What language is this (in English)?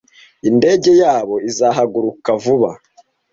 Kinyarwanda